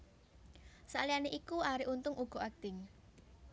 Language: Javanese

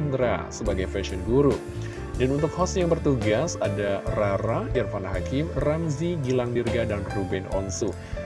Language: Indonesian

